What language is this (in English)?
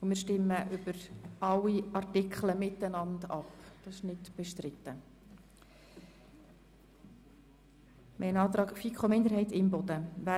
Swiss German